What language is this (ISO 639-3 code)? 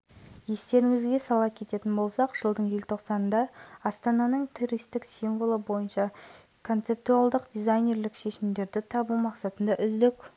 kaz